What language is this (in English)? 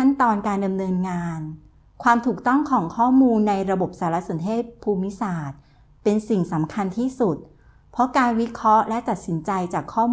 Thai